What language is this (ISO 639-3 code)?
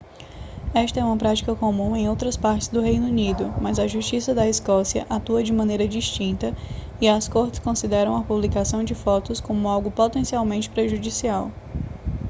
por